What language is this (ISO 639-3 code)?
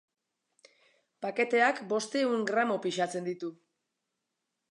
eus